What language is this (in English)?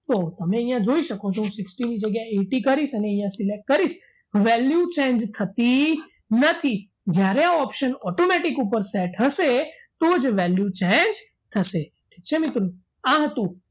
Gujarati